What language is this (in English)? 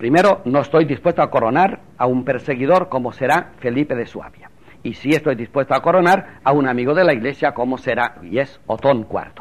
Spanish